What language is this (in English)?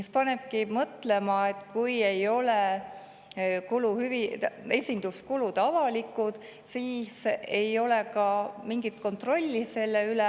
Estonian